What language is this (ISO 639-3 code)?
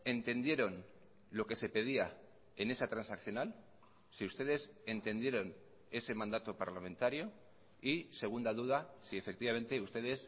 spa